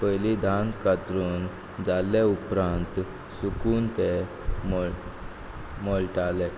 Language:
Konkani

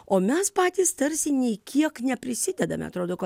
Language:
Lithuanian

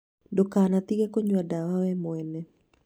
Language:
Kikuyu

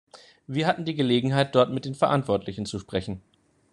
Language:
German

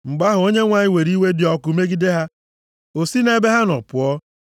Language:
Igbo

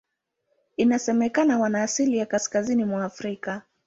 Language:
Swahili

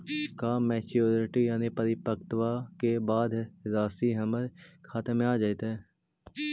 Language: Magahi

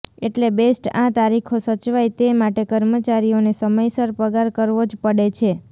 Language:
Gujarati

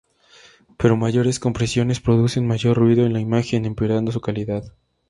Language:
Spanish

